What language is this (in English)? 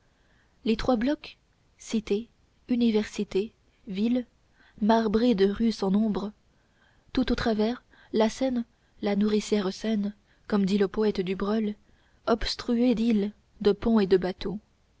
French